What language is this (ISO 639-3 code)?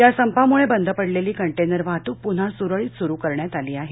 mar